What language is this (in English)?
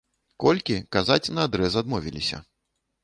Belarusian